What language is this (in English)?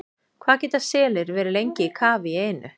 Icelandic